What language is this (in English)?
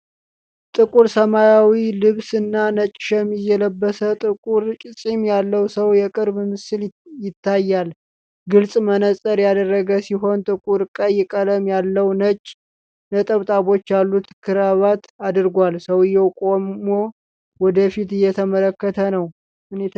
Amharic